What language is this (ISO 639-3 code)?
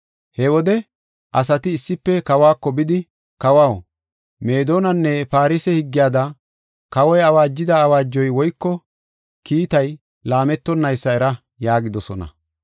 gof